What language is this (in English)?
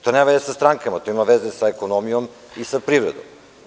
Serbian